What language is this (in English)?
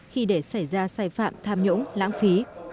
Vietnamese